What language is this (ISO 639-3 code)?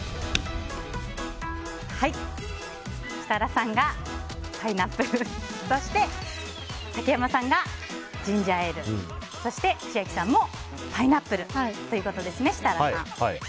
jpn